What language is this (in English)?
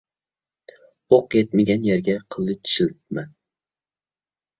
Uyghur